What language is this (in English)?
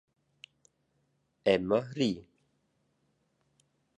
Romansh